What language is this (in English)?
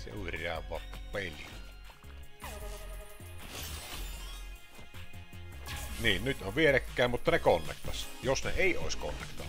Finnish